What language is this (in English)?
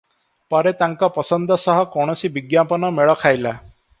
Odia